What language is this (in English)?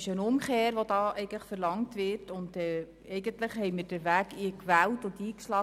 Swiss German